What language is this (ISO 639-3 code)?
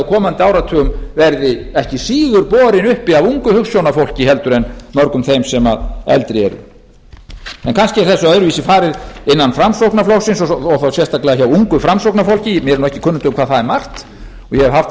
isl